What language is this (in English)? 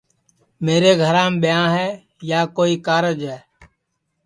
Sansi